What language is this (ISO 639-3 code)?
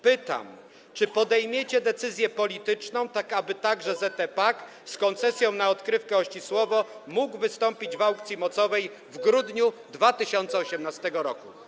pol